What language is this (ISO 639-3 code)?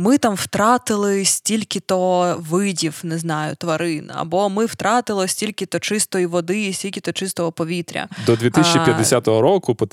ukr